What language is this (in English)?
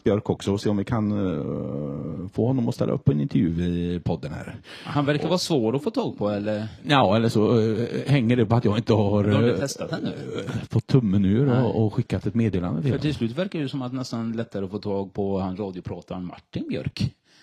Swedish